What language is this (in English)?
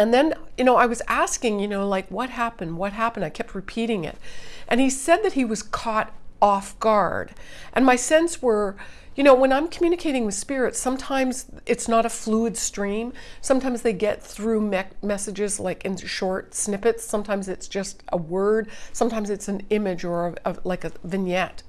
English